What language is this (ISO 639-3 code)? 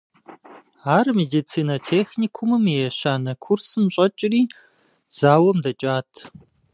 kbd